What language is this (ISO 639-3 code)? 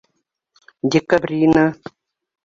bak